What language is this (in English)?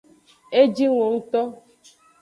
Aja (Benin)